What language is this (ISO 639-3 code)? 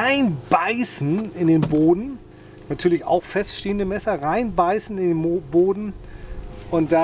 deu